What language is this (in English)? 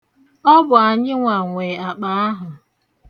Igbo